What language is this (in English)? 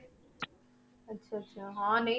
Punjabi